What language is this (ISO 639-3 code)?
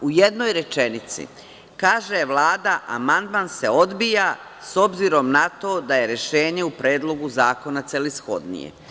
srp